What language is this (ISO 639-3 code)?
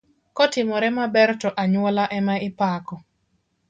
luo